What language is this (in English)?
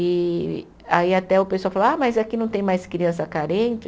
Portuguese